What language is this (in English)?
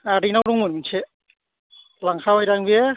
Bodo